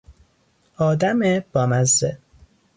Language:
Persian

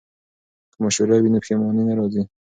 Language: Pashto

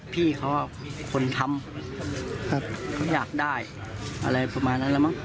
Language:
Thai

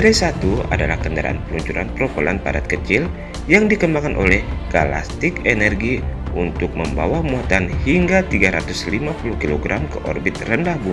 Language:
Indonesian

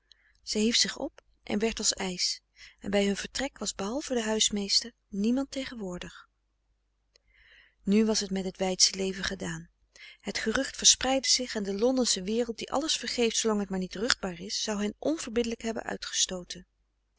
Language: Dutch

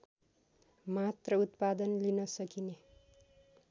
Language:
Nepali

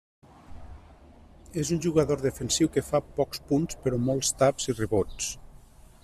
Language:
Catalan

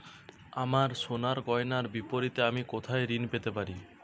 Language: Bangla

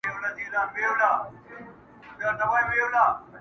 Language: Pashto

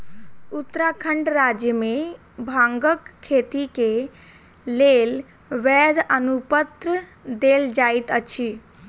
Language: Maithili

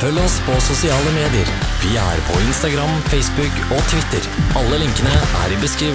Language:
Norwegian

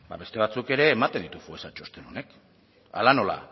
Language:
Basque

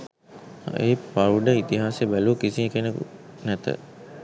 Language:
Sinhala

